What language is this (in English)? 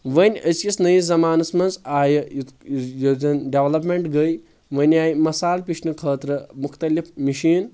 Kashmiri